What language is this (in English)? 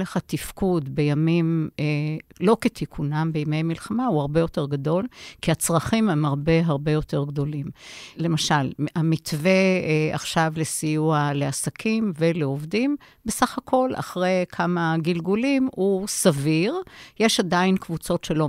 Hebrew